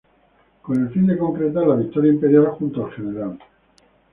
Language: Spanish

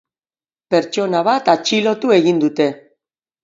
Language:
Basque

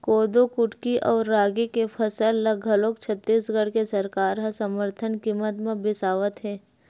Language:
Chhattisgarhi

